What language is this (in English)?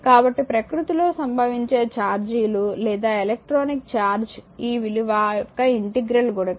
Telugu